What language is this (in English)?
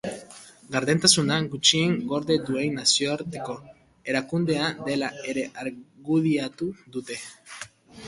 Basque